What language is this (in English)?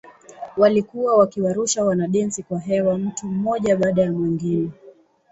Swahili